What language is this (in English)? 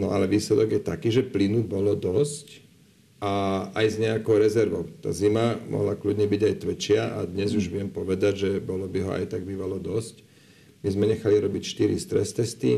Slovak